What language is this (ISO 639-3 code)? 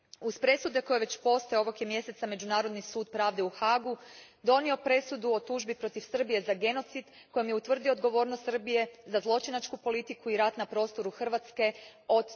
hrv